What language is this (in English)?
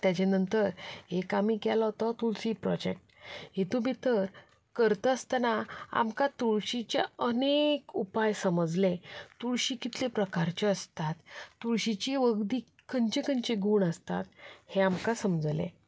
Konkani